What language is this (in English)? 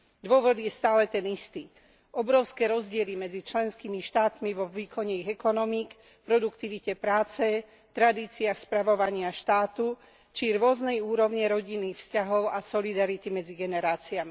Slovak